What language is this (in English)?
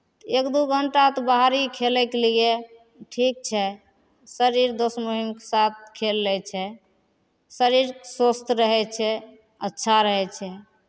Maithili